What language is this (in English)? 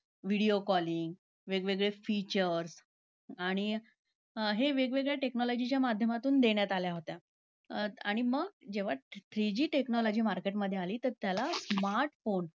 Marathi